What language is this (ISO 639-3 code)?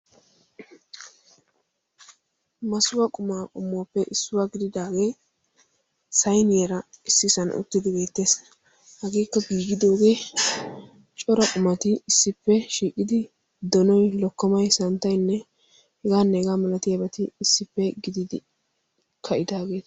wal